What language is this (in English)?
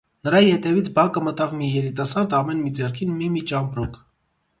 Armenian